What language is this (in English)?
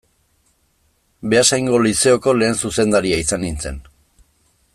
Basque